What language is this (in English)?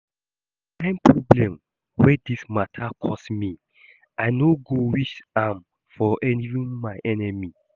Nigerian Pidgin